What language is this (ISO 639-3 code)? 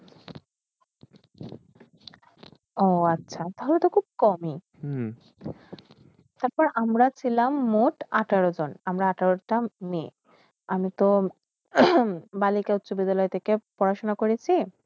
ben